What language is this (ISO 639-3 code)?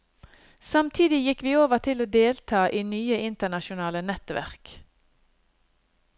nor